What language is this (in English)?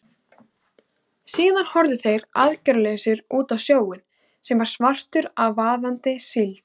Icelandic